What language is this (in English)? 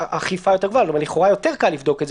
Hebrew